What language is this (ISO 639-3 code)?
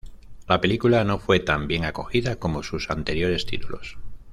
spa